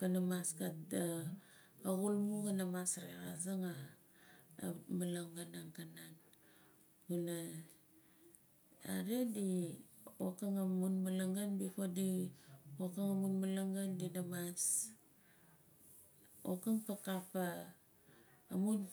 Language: Nalik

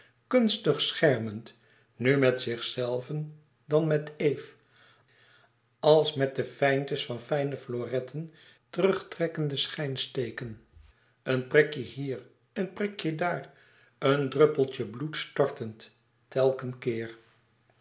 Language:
Dutch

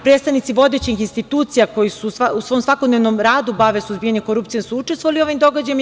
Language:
Serbian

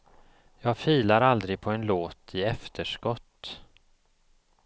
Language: Swedish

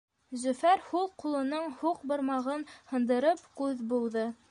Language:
Bashkir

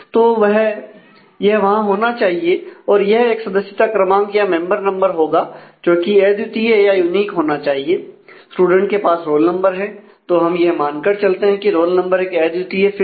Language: Hindi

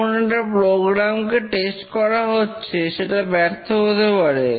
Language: Bangla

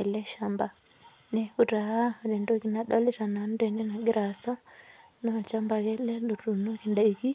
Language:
Masai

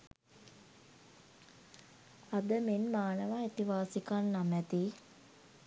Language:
Sinhala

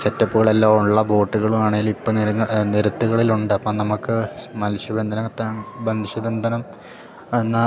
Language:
Malayalam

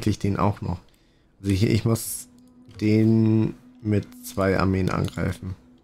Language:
German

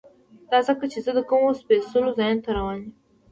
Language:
Pashto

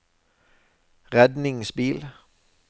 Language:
Norwegian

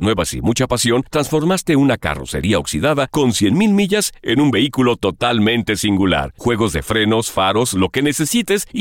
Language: Spanish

